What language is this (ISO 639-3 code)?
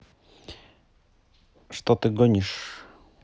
rus